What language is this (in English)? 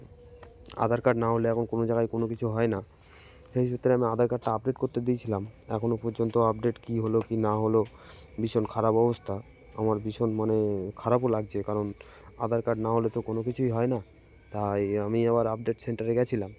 Bangla